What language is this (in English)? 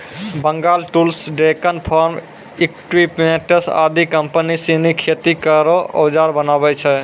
Maithili